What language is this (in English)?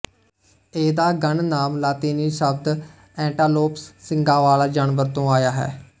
Punjabi